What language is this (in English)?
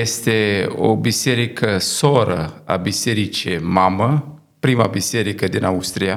Romanian